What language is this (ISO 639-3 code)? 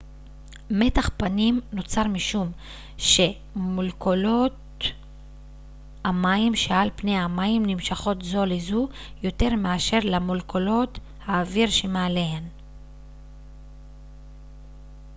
heb